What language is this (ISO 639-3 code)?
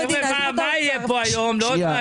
heb